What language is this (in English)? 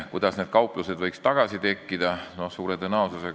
Estonian